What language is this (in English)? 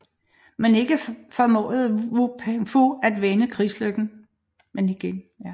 Danish